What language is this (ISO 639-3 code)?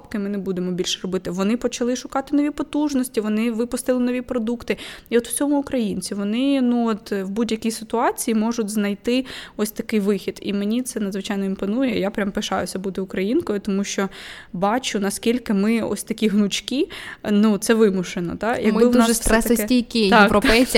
ukr